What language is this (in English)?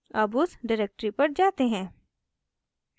Hindi